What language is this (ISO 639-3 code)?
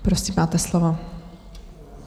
ces